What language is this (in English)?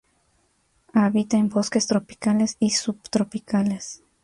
Spanish